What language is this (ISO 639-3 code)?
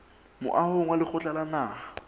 sot